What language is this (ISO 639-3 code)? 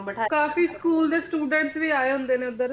pan